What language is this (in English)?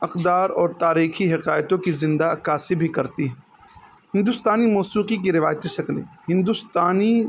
Urdu